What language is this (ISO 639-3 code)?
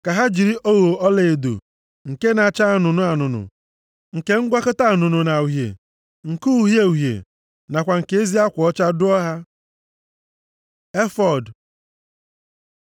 ibo